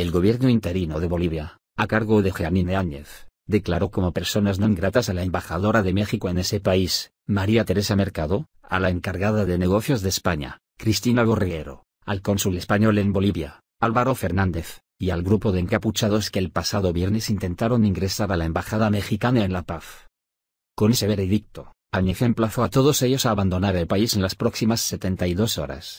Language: Spanish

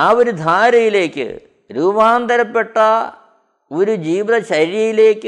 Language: Malayalam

